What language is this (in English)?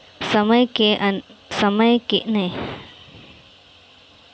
Bhojpuri